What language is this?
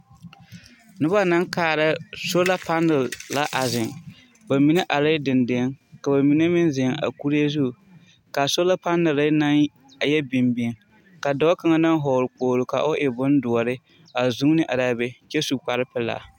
Southern Dagaare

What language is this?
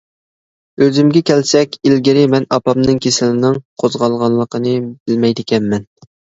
Uyghur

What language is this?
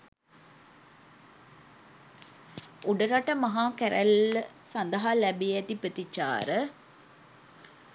Sinhala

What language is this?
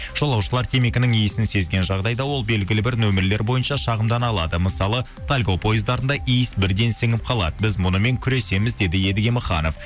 Kazakh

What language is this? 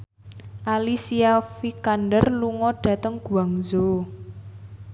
Javanese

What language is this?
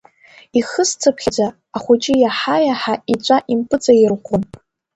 Abkhazian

